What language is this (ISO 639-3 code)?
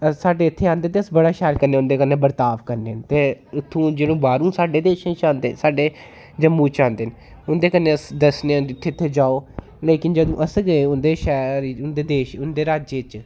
doi